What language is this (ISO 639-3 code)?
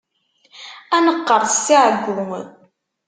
kab